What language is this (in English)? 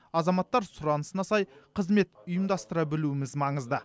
Kazakh